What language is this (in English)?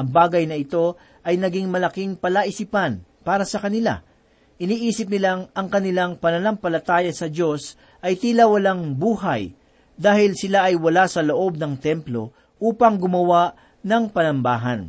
Filipino